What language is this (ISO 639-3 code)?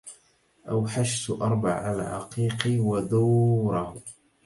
ara